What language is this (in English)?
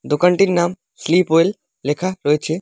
Bangla